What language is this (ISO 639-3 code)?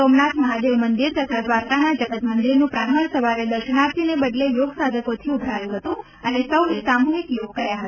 guj